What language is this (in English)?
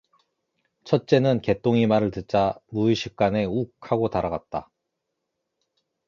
Korean